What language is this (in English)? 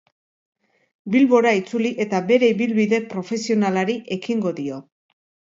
Basque